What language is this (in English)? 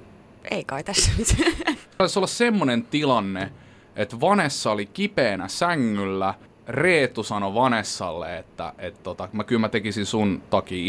Finnish